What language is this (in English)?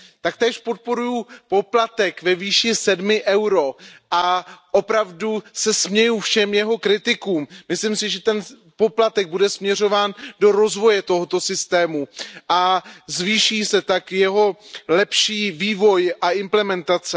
Czech